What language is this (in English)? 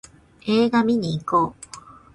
Japanese